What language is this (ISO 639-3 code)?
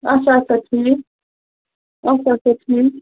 kas